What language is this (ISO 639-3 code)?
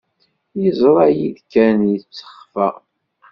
kab